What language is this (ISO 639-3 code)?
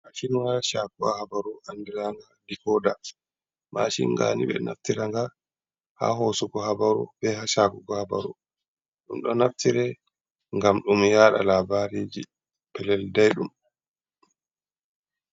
ful